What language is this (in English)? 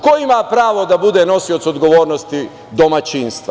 Serbian